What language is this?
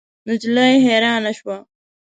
Pashto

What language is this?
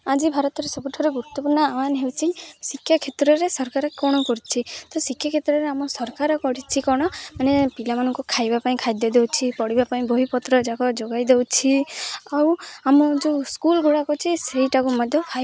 Odia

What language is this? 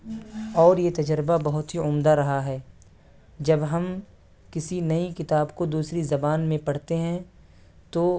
Urdu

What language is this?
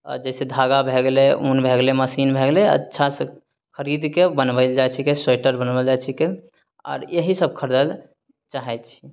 Maithili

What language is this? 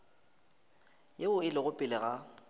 Northern Sotho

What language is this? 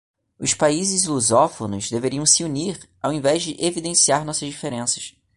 Portuguese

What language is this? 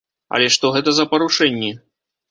Belarusian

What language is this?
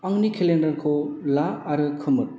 Bodo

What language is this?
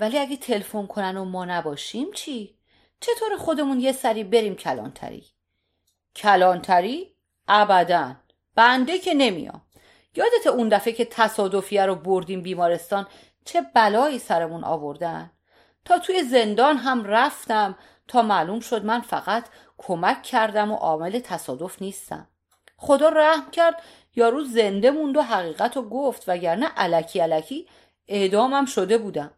Persian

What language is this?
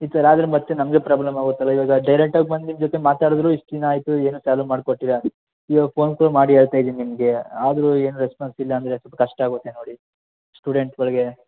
Kannada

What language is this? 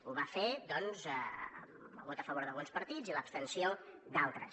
Catalan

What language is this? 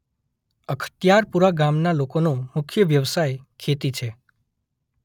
Gujarati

